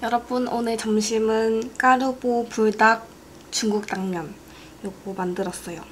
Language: Korean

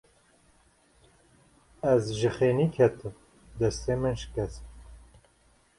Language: Kurdish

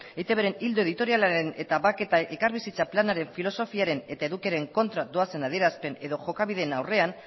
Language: Basque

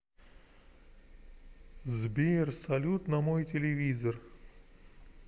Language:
Russian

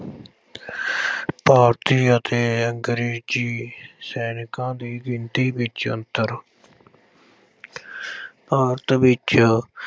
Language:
Punjabi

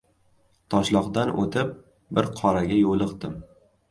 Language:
Uzbek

